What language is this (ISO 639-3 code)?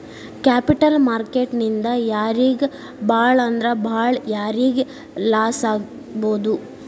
kan